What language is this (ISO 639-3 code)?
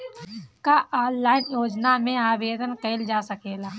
bho